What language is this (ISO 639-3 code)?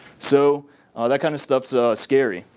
eng